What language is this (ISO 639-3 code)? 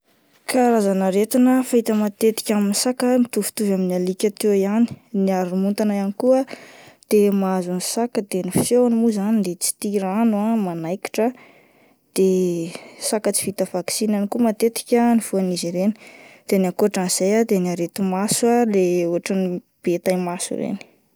mlg